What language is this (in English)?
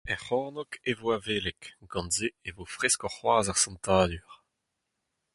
Breton